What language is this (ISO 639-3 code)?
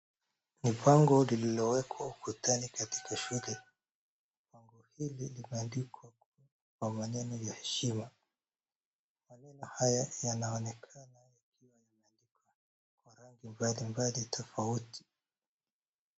swa